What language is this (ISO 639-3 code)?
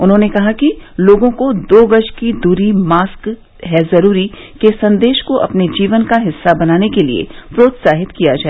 hin